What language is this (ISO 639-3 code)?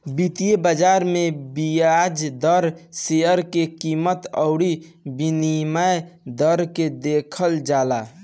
bho